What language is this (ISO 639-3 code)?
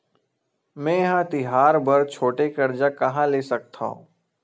hne